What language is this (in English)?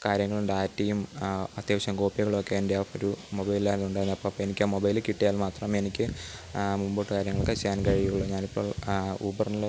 Malayalam